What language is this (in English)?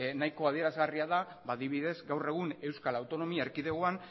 Basque